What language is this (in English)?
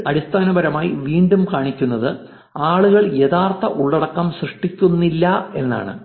Malayalam